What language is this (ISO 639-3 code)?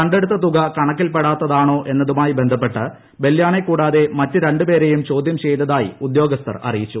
mal